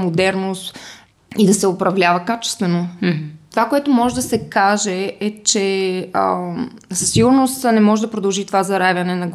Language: Bulgarian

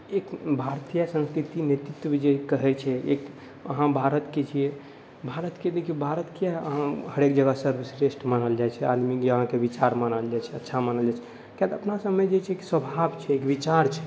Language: Maithili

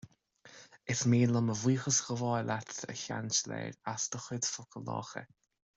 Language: Irish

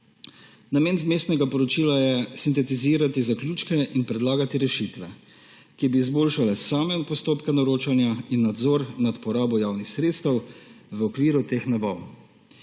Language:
Slovenian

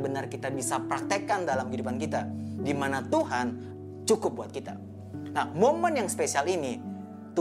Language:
Indonesian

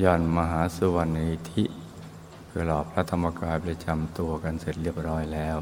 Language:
Thai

